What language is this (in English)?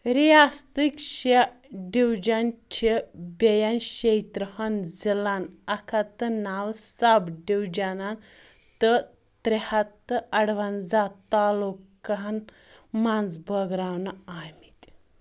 Kashmiri